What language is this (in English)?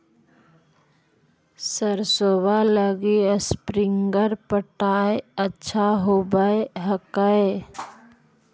Magahi